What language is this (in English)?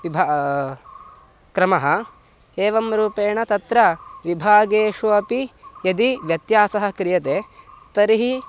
Sanskrit